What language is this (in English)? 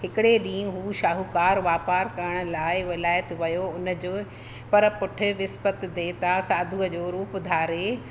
Sindhi